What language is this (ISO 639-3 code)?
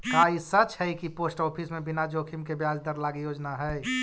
mag